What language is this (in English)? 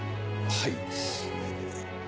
Japanese